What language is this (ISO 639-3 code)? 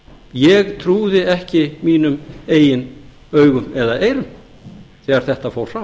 isl